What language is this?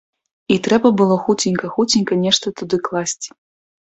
Belarusian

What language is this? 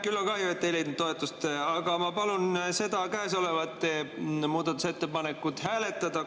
Estonian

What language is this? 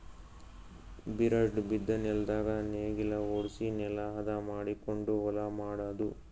Kannada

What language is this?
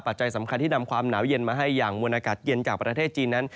Thai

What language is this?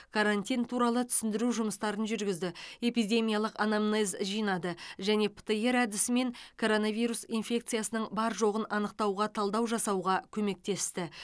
Kazakh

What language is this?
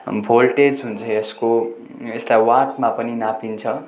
Nepali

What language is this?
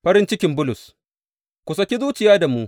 Hausa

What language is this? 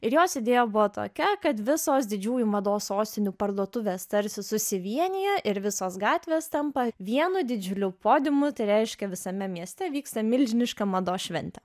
Lithuanian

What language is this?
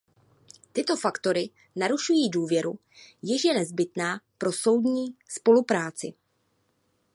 Czech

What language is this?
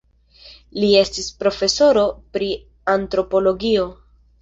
Esperanto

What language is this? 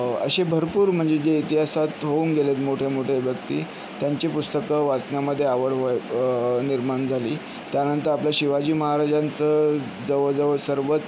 Marathi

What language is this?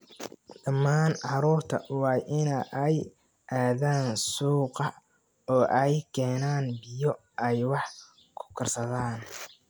Somali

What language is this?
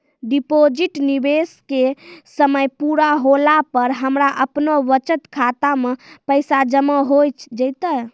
Maithili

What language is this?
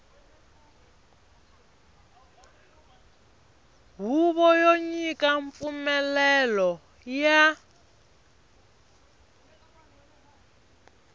Tsonga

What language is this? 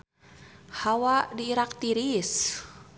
Sundanese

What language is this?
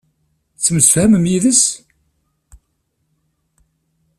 Kabyle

